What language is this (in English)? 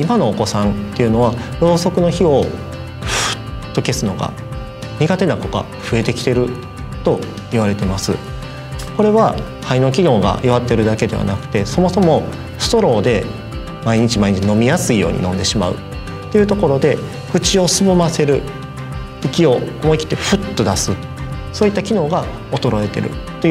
Japanese